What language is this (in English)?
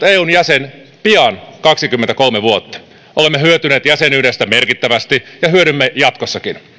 Finnish